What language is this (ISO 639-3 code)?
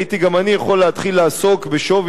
heb